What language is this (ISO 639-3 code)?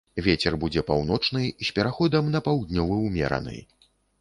bel